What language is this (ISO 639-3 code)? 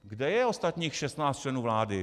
ces